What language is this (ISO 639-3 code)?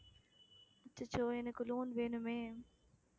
tam